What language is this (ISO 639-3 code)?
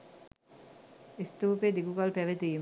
sin